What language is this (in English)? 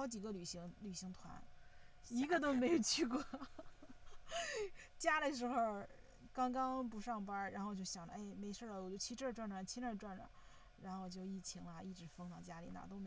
Chinese